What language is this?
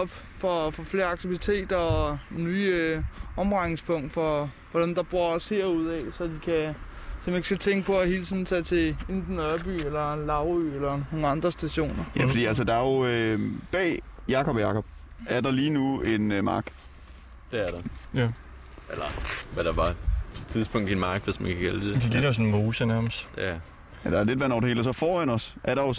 Danish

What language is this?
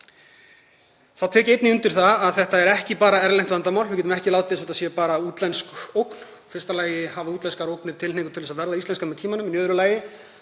Icelandic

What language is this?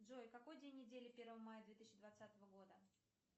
Russian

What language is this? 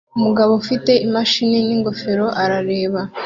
Kinyarwanda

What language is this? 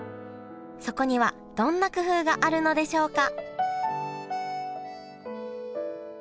Japanese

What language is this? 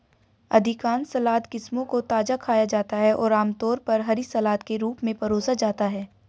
Hindi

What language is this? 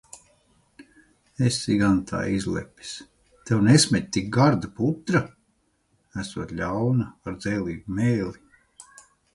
Latvian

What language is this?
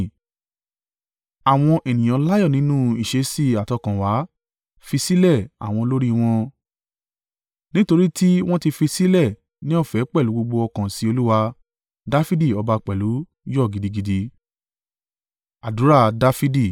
Yoruba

